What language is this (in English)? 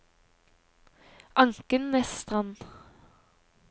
Norwegian